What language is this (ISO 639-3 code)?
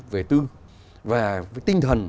vie